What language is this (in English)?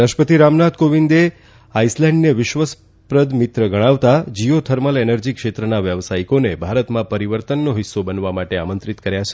Gujarati